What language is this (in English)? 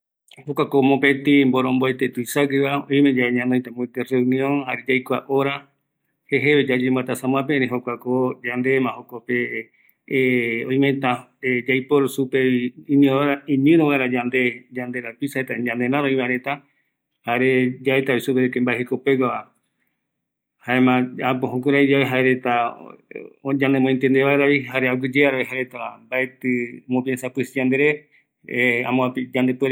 Eastern Bolivian Guaraní